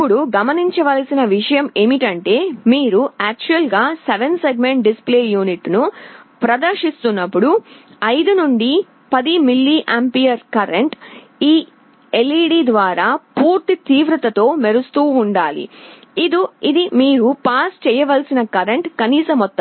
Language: Telugu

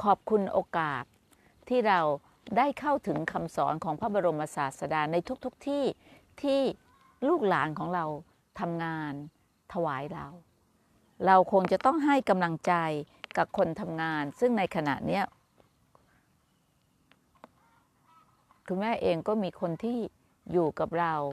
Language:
Thai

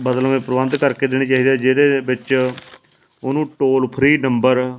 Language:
Punjabi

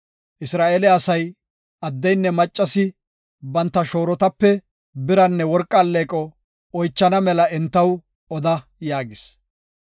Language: Gofa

